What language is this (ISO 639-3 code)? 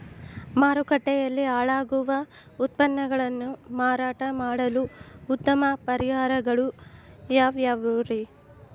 kan